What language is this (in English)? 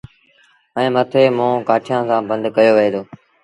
Sindhi Bhil